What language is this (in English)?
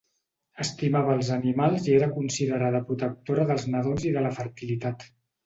Catalan